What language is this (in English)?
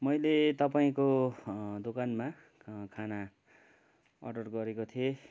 Nepali